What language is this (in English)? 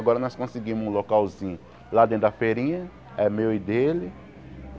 Portuguese